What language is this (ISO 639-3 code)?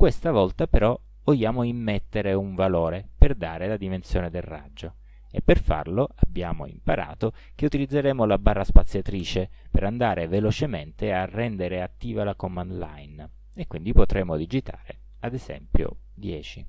ita